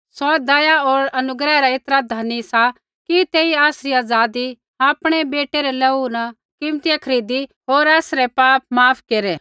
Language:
Kullu Pahari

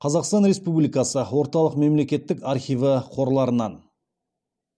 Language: Kazakh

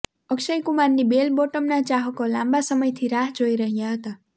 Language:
Gujarati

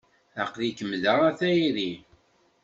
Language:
Kabyle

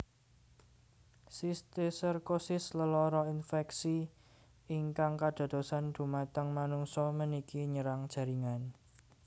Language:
Javanese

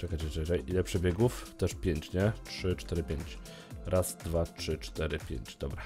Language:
Polish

